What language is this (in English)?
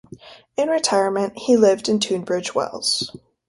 English